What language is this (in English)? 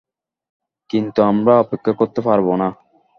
Bangla